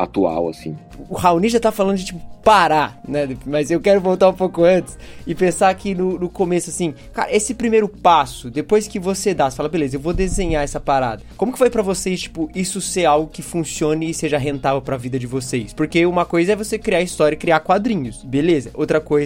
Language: Portuguese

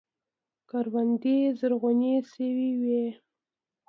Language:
Pashto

